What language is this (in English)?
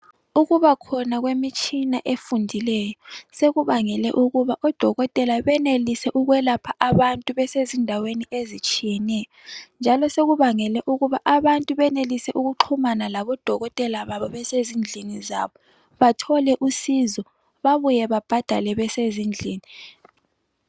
North Ndebele